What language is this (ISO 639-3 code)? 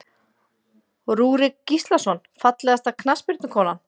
isl